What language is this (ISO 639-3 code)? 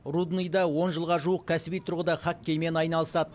kaz